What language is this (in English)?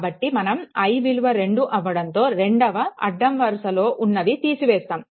Telugu